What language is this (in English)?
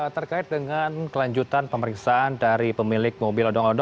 Indonesian